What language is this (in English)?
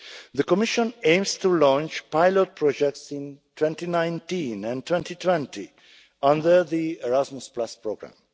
English